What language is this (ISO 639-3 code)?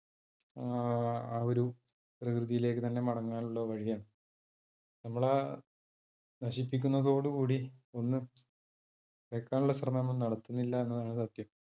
mal